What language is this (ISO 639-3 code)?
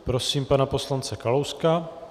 ces